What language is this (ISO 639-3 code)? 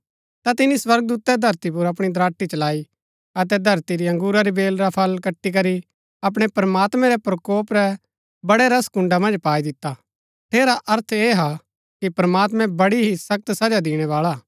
gbk